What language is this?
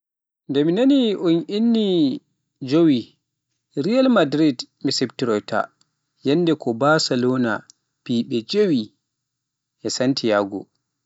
Pular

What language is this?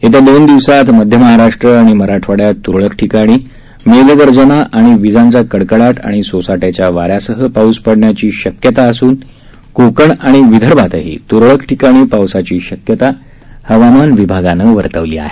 Marathi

